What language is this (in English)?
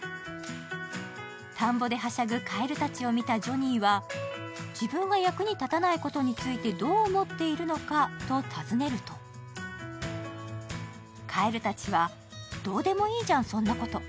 Japanese